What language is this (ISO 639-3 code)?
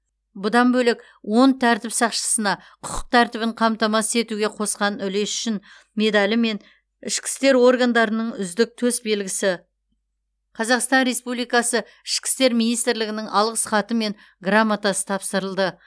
kaz